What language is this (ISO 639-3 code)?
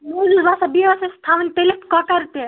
kas